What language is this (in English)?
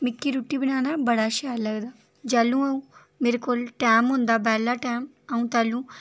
Dogri